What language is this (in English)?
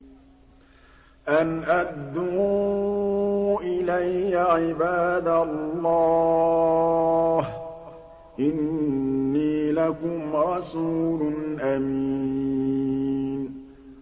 Arabic